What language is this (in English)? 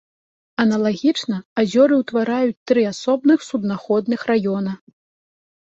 Belarusian